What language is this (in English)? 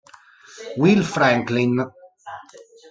Italian